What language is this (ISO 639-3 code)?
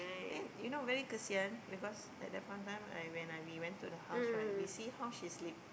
eng